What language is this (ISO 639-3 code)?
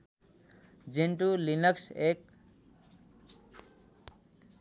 nep